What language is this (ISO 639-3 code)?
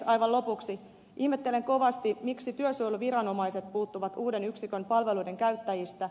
fin